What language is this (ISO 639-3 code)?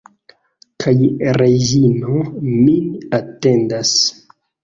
epo